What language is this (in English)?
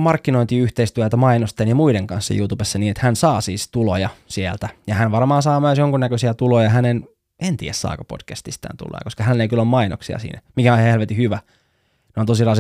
Finnish